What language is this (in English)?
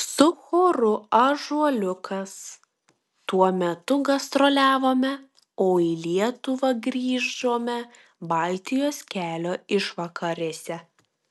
Lithuanian